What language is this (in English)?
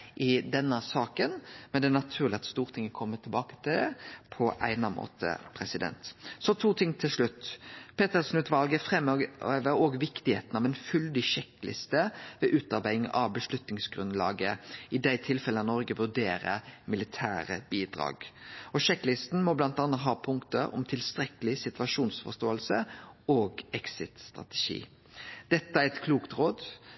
Norwegian Nynorsk